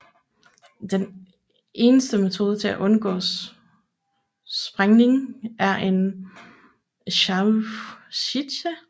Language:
Danish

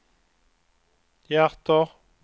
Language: Swedish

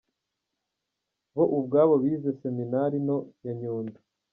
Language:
Kinyarwanda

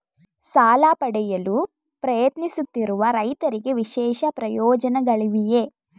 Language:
Kannada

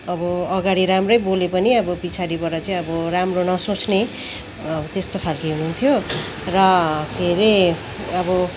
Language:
Nepali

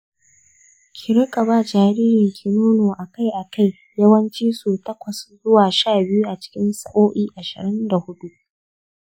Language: Hausa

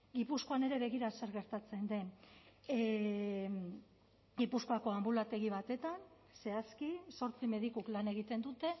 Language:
Basque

